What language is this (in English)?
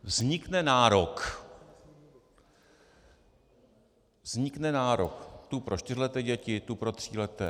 Czech